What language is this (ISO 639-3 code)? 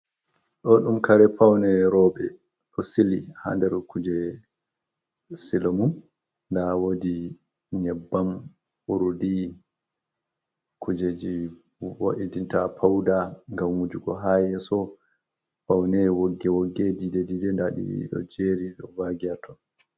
ful